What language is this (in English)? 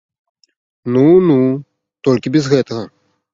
Belarusian